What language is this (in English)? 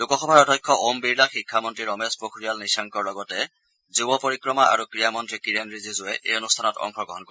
Assamese